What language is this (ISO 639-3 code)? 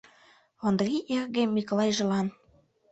chm